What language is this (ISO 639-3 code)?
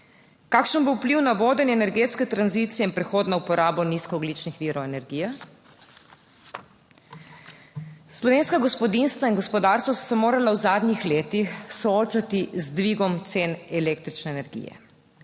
slv